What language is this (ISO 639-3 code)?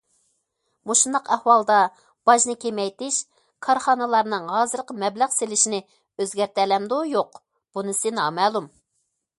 uig